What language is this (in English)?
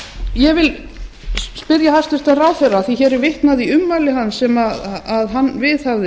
Icelandic